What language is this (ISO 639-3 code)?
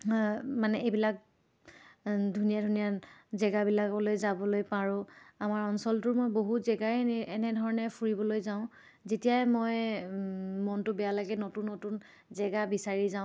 asm